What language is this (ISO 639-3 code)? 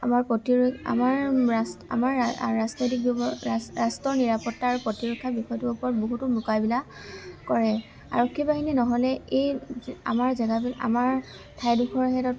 asm